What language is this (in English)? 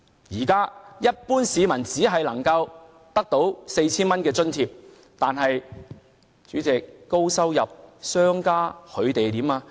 Cantonese